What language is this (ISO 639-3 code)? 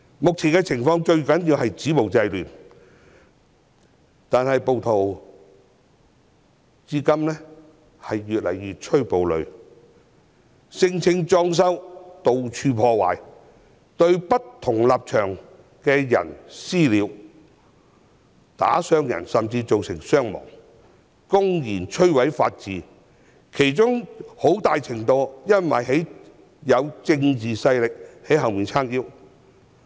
yue